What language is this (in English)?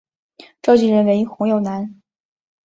Chinese